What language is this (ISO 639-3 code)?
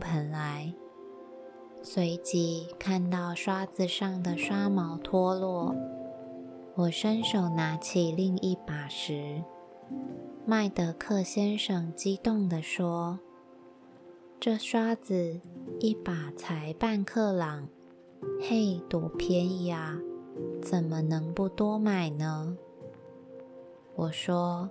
zho